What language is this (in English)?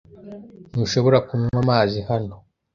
Kinyarwanda